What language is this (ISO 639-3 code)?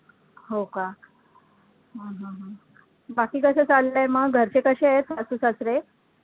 mar